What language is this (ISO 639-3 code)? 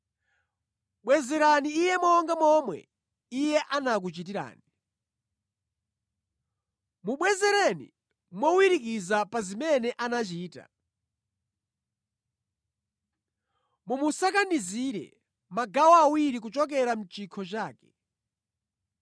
nya